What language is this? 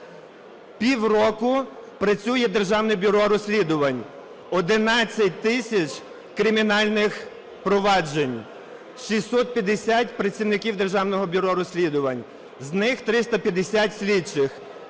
Ukrainian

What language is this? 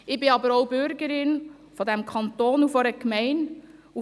Swiss German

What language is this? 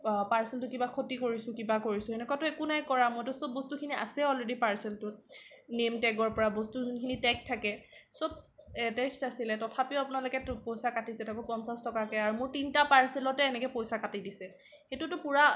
Assamese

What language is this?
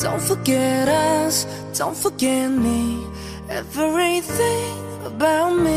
Korean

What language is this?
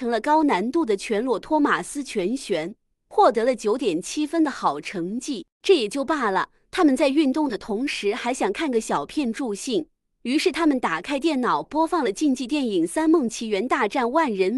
Chinese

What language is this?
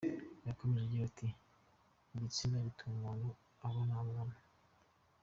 Kinyarwanda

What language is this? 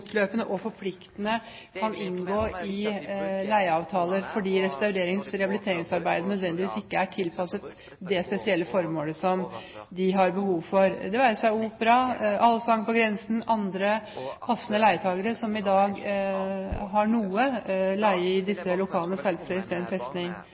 Norwegian Bokmål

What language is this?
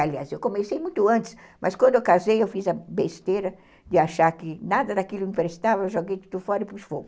Portuguese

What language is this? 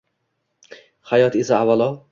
Uzbek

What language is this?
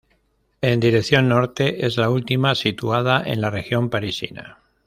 Spanish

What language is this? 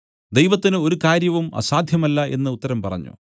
Malayalam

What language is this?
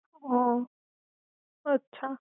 Gujarati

